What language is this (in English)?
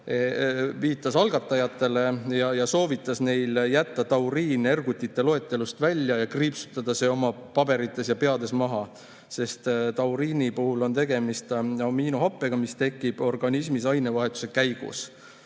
Estonian